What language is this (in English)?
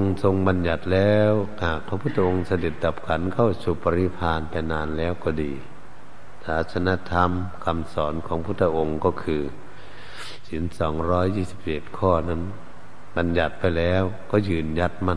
Thai